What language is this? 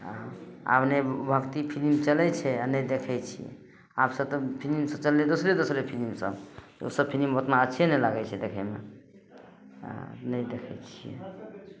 Maithili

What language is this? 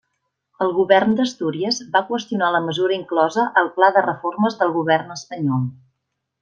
Catalan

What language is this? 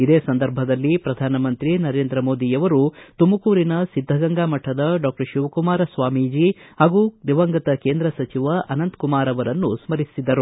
Kannada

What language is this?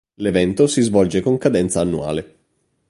Italian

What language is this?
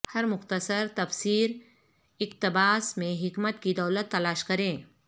Urdu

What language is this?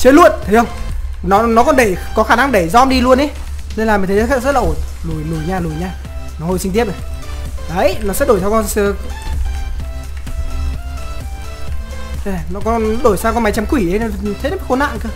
Vietnamese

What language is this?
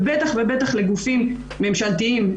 Hebrew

